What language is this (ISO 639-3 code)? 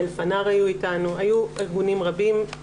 heb